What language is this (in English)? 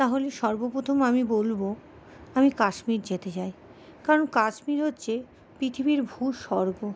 Bangla